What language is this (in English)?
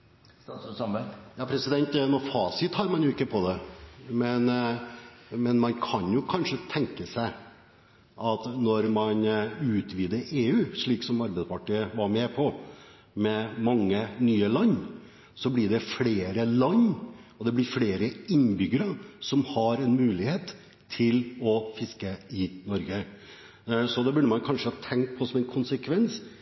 Norwegian